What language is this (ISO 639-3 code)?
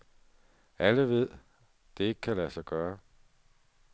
dan